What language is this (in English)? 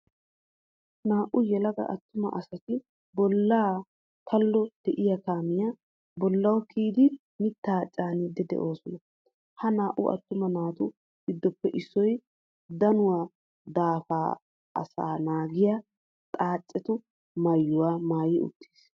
Wolaytta